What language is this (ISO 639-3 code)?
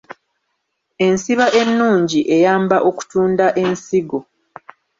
lug